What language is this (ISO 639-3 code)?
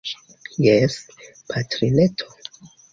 epo